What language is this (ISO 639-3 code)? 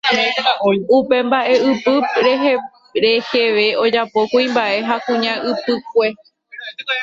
grn